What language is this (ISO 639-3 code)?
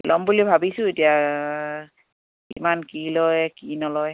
asm